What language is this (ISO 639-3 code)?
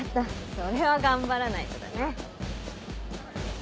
jpn